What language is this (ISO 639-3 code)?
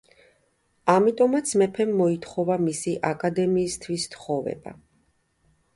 kat